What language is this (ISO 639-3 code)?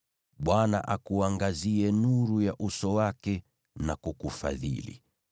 swa